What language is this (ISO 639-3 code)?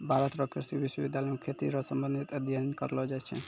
mai